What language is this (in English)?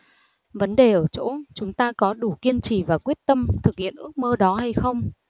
Vietnamese